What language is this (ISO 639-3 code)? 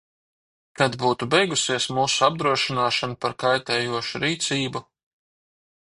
lav